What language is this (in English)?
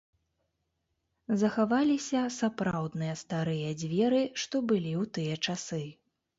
Belarusian